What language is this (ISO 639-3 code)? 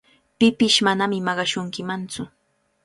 qvl